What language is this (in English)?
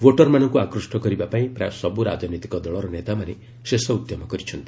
Odia